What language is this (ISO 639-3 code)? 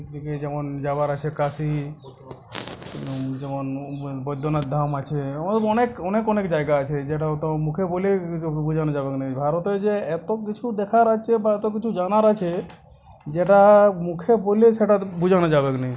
ben